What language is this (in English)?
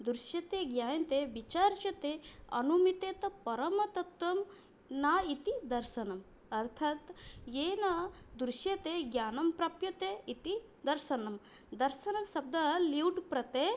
Sanskrit